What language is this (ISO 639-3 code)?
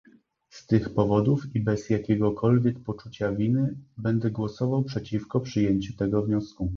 pol